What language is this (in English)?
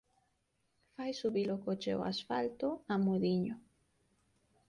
Galician